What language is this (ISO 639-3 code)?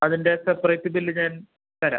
mal